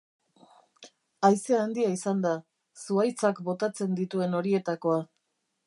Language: Basque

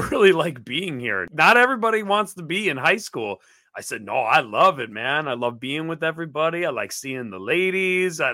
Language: English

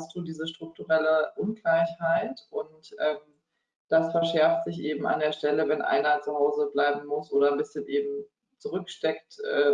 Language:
German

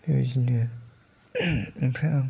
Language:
Bodo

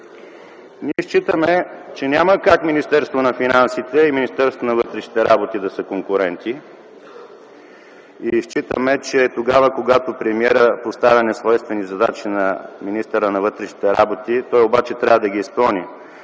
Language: Bulgarian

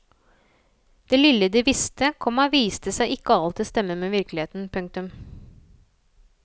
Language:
Norwegian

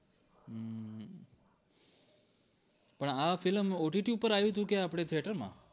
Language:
Gujarati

